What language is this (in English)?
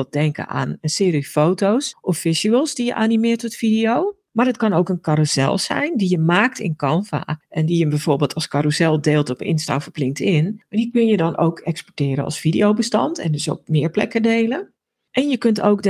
Dutch